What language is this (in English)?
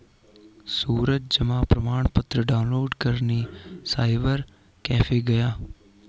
Hindi